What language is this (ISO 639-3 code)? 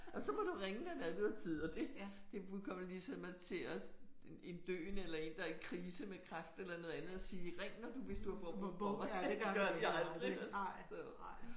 dan